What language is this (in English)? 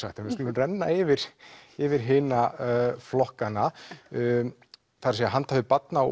Icelandic